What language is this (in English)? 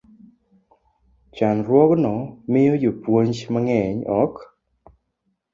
Luo (Kenya and Tanzania)